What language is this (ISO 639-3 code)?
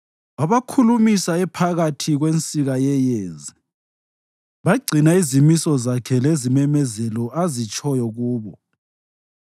nde